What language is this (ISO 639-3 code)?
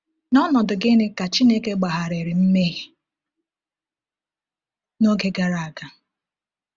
ibo